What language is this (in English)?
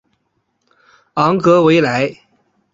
Chinese